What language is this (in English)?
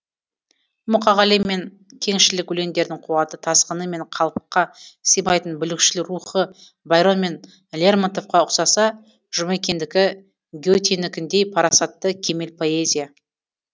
Kazakh